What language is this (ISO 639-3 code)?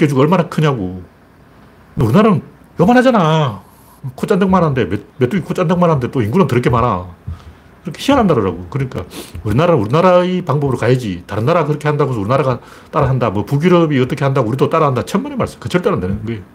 kor